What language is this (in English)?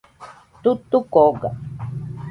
Nüpode Huitoto